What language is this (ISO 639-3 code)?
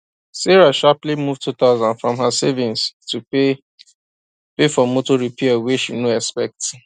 pcm